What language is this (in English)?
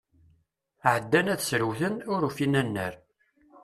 Kabyle